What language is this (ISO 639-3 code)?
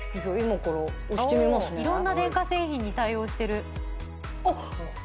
jpn